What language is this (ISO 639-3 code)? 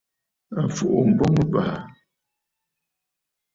bfd